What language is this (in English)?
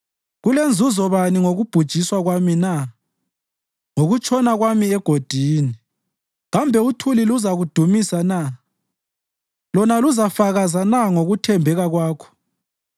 North Ndebele